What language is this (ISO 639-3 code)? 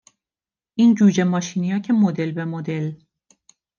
fas